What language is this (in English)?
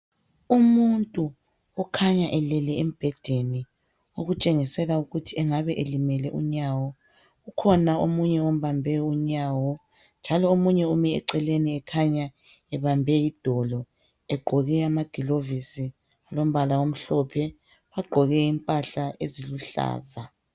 North Ndebele